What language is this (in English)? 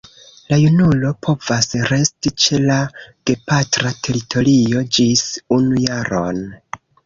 Esperanto